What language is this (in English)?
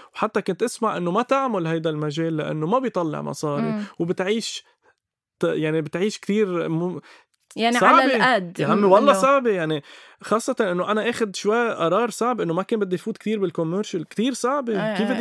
Arabic